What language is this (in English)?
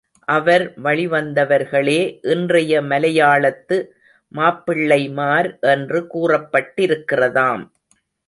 Tamil